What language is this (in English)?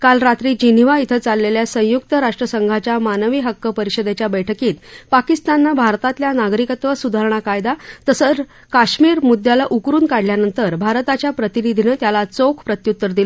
Marathi